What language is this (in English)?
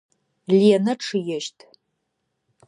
Adyghe